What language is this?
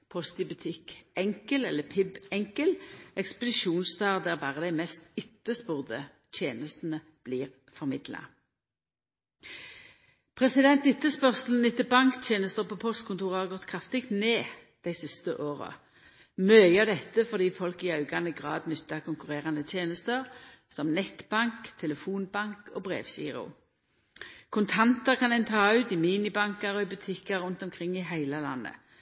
Norwegian Nynorsk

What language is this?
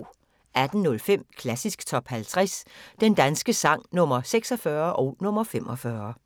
Danish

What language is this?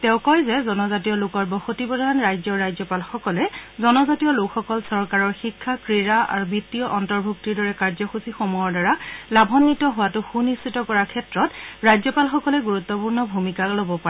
Assamese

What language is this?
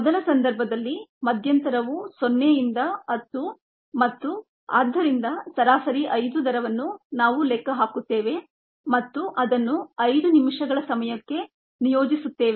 Kannada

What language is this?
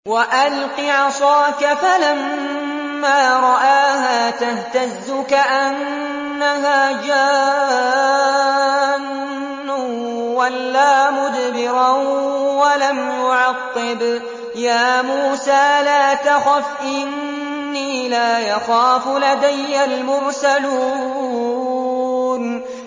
Arabic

